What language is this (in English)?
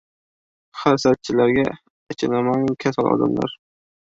Uzbek